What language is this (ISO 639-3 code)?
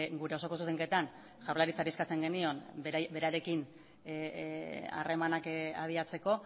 eus